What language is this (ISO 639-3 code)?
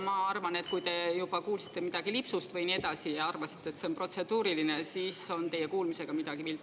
est